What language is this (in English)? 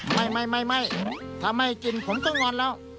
Thai